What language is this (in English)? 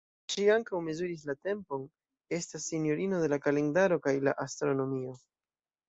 Esperanto